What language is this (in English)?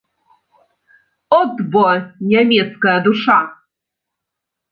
Belarusian